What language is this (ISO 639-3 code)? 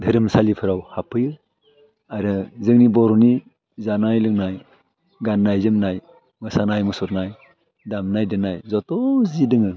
brx